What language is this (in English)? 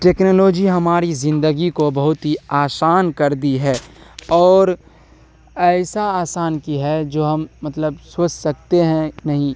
Urdu